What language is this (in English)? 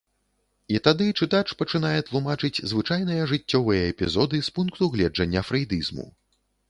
Belarusian